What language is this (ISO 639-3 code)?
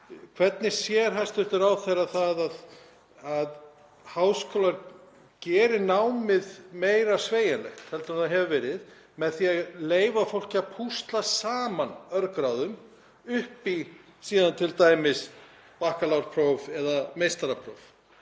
isl